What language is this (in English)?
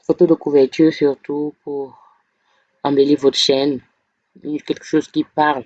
French